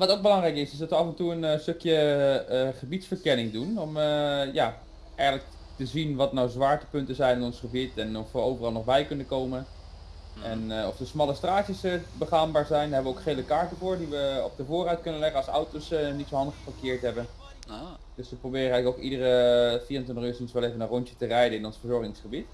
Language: Dutch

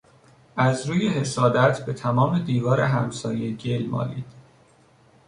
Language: Persian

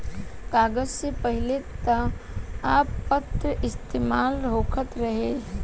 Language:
Bhojpuri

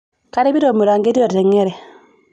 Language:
Masai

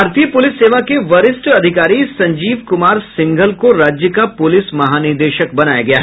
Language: Hindi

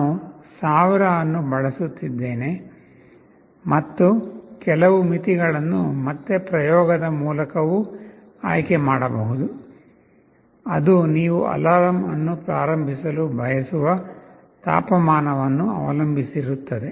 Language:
Kannada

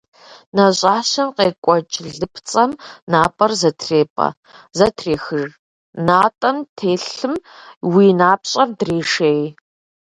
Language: Kabardian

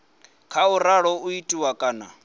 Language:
Venda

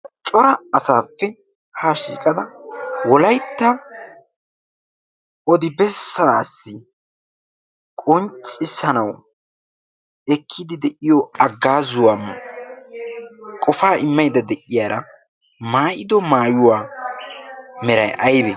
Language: Wolaytta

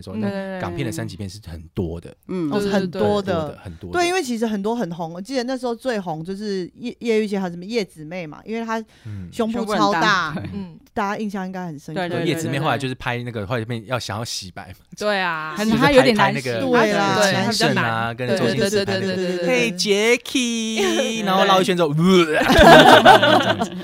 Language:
Chinese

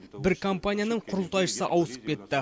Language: Kazakh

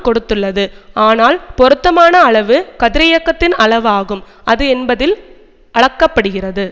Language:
Tamil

